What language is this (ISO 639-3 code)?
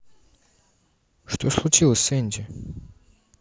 rus